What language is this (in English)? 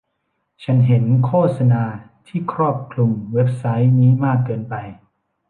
Thai